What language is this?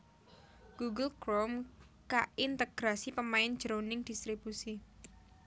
Javanese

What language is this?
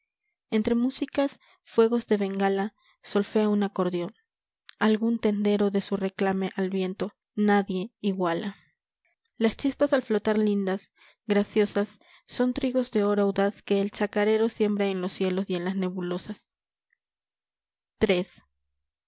Spanish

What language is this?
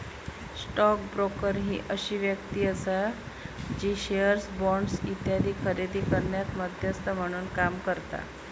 Marathi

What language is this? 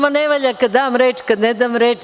Serbian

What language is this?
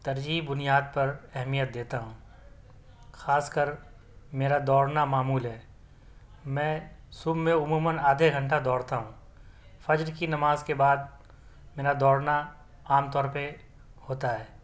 Urdu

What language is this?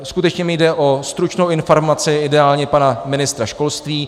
Czech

